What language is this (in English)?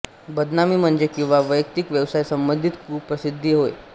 Marathi